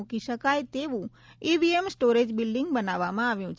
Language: Gujarati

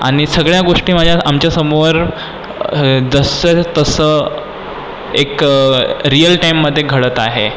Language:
Marathi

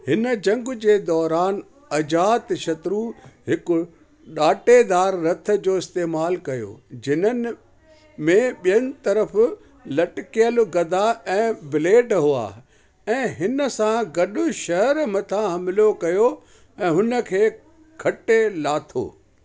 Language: Sindhi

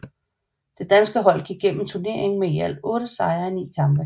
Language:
Danish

